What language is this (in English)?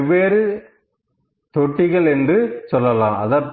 Tamil